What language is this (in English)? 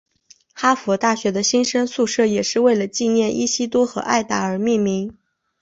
Chinese